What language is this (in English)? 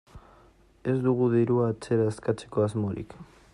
Basque